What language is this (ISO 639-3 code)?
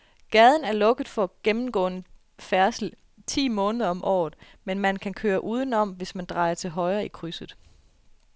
dan